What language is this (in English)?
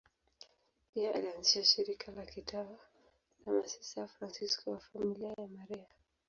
Swahili